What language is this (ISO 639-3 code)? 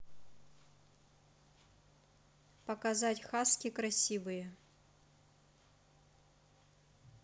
rus